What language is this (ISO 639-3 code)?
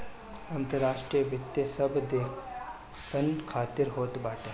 bho